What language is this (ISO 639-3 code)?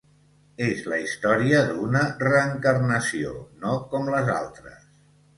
cat